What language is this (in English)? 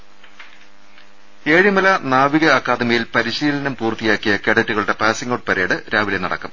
Malayalam